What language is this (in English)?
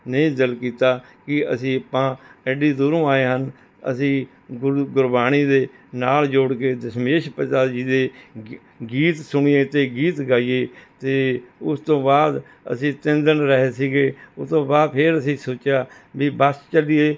Punjabi